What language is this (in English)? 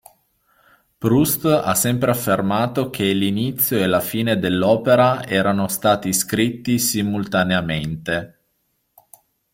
Italian